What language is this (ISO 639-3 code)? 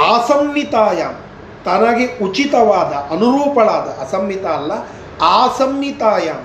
kan